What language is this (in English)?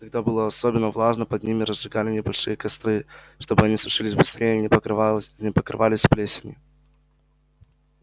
Russian